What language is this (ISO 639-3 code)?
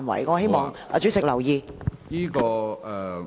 yue